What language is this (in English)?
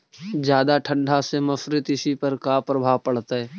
Magahi